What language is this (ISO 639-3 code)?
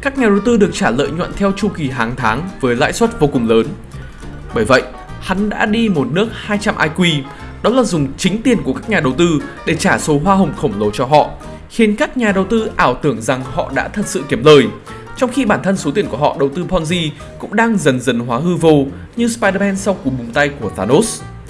vie